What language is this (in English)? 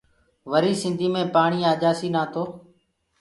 Gurgula